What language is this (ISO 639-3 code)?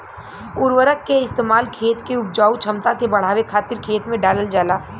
bho